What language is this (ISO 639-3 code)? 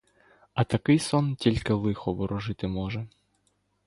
ukr